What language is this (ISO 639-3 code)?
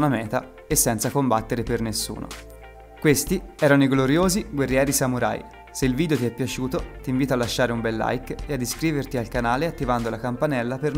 ita